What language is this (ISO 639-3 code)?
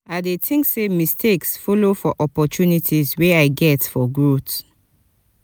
pcm